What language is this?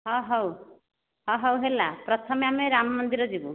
Odia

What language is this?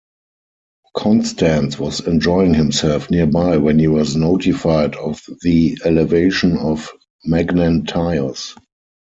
English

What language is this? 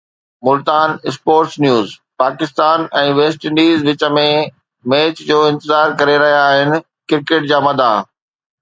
Sindhi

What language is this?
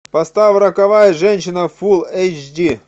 Russian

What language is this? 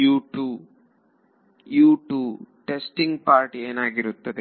Kannada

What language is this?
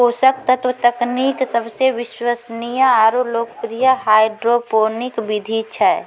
Maithili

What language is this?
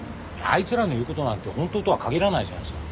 Japanese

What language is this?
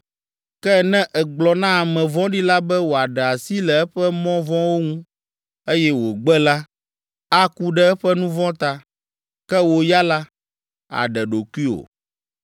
Ewe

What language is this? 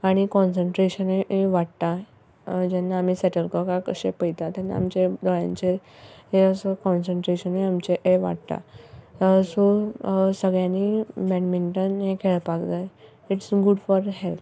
Konkani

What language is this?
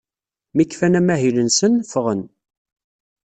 Kabyle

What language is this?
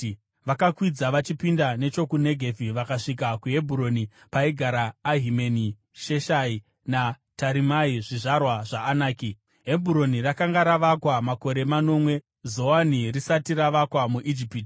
Shona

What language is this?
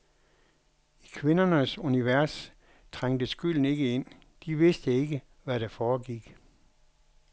Danish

